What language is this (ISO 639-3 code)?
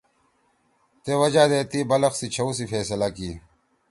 trw